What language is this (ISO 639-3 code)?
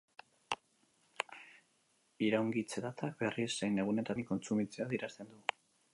eus